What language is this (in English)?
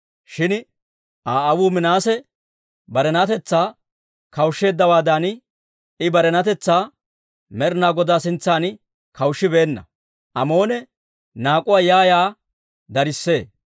Dawro